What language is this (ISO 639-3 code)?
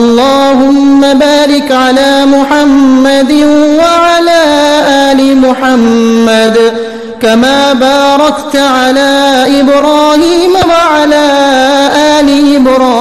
ara